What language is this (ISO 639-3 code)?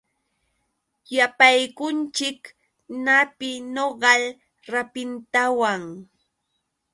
qux